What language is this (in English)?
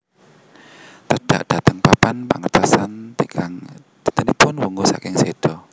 Javanese